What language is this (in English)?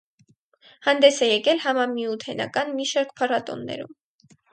Armenian